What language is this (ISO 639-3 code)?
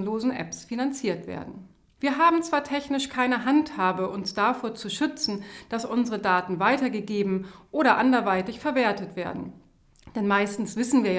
deu